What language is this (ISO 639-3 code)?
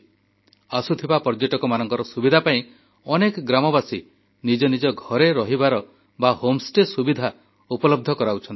ori